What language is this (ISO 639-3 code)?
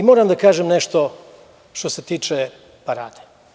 srp